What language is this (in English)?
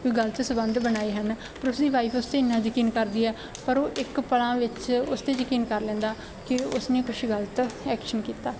Punjabi